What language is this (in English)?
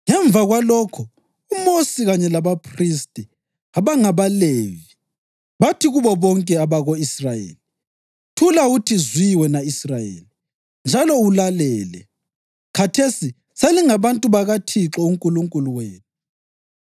North Ndebele